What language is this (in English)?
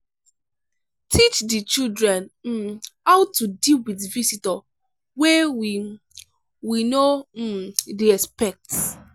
Nigerian Pidgin